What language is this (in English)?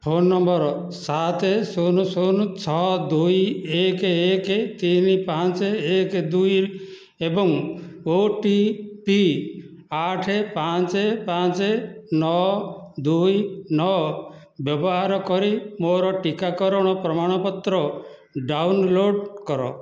Odia